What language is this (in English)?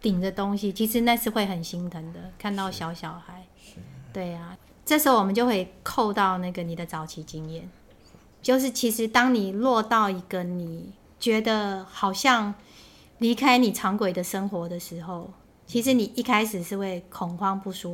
Chinese